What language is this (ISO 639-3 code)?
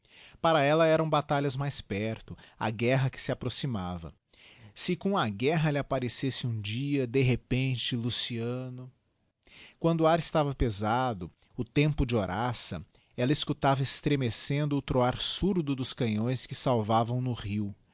por